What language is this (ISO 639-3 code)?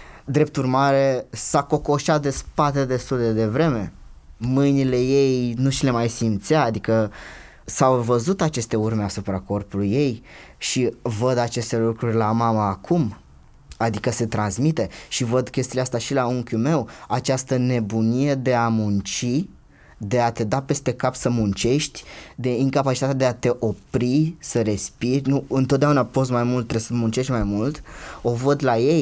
ron